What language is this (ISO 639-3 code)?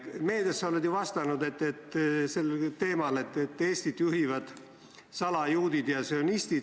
est